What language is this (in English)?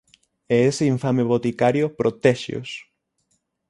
Galician